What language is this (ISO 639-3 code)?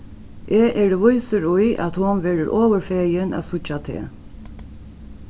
fao